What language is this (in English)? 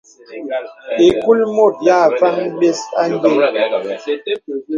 Bebele